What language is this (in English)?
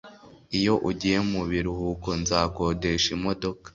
Kinyarwanda